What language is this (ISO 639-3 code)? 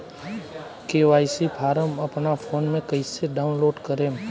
bho